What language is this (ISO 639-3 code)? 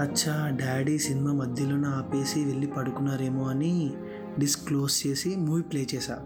tel